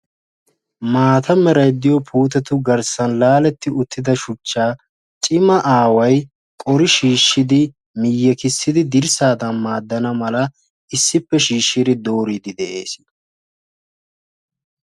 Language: Wolaytta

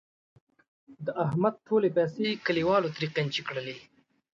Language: Pashto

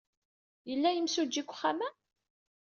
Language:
Kabyle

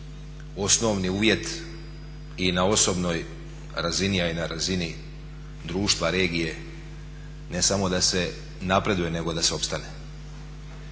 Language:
Croatian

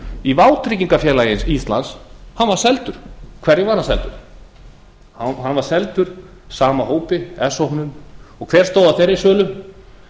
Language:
Icelandic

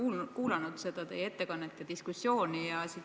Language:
Estonian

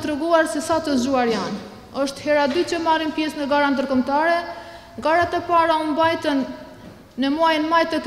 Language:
Romanian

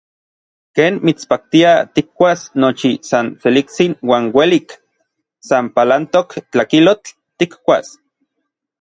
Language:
Orizaba Nahuatl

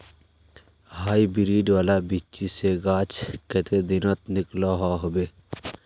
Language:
Magahi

